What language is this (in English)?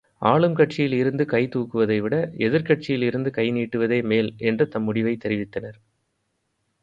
Tamil